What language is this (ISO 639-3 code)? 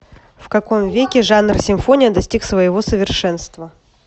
rus